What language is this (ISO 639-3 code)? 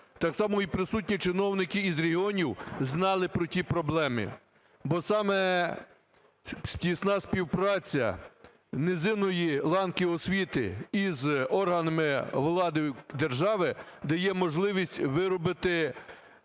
ukr